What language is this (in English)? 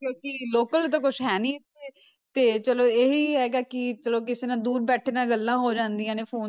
Punjabi